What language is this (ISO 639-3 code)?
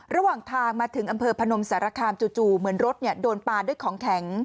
tha